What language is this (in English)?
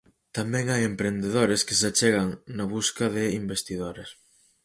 Galician